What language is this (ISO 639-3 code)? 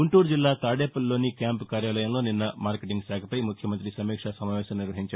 tel